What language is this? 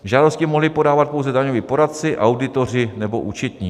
Czech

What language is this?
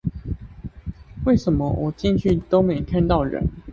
Chinese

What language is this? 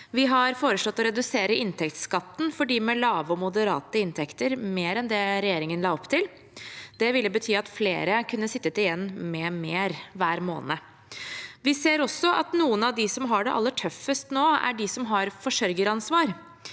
Norwegian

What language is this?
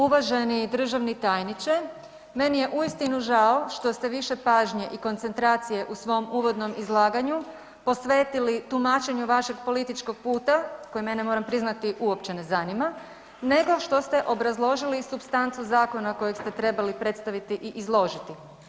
Croatian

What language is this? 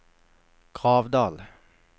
Norwegian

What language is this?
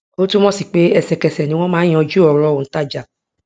Yoruba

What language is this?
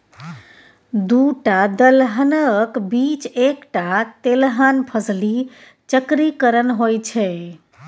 Maithili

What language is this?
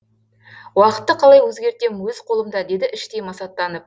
Kazakh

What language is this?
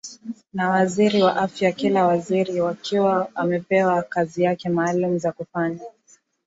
Swahili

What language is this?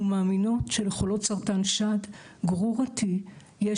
Hebrew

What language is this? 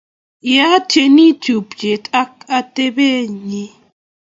Kalenjin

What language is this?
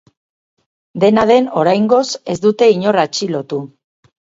Basque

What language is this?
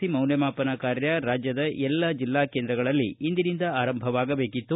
Kannada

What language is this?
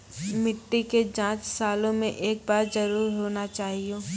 Maithili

